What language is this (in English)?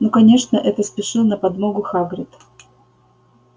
Russian